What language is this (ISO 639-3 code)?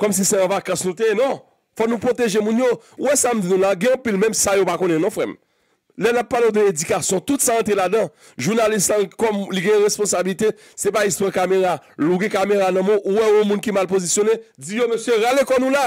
fra